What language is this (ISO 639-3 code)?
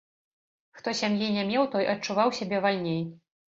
bel